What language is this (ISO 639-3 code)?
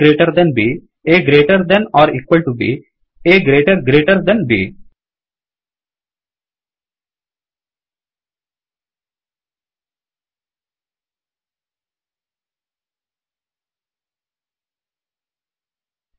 kan